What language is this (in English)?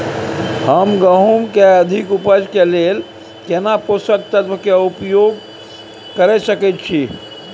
Maithili